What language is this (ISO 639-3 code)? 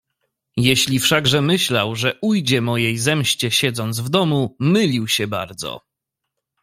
pol